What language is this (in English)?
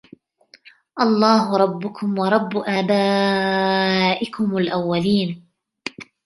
Arabic